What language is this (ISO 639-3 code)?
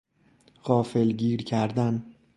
fas